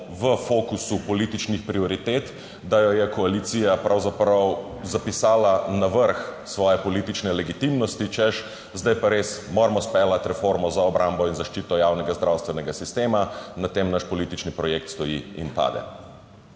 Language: Slovenian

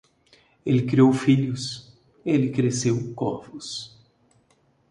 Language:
Portuguese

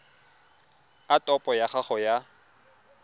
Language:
Tswana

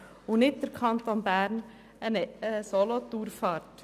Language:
Swiss German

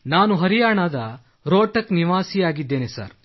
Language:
Kannada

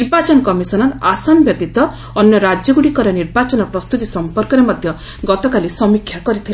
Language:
Odia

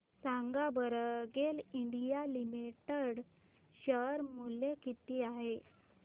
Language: Marathi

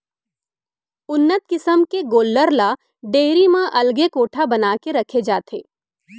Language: Chhattisgarhi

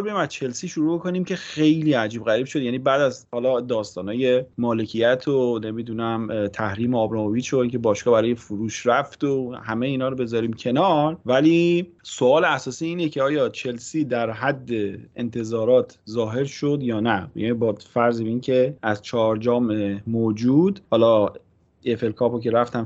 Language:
Persian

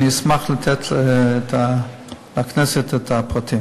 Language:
Hebrew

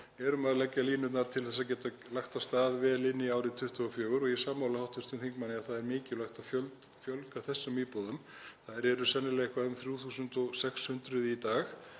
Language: Icelandic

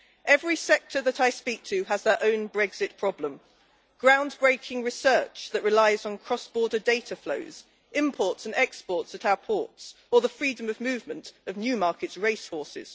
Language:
English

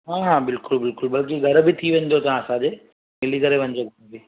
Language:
Sindhi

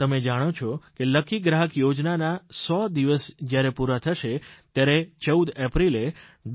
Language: Gujarati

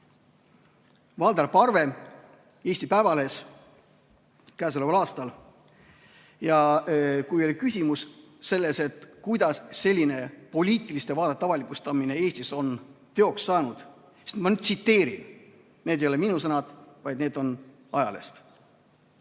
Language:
Estonian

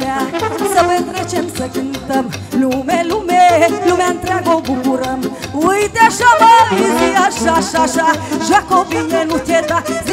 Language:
Romanian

